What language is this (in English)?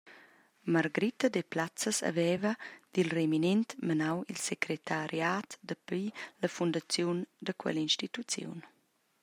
Romansh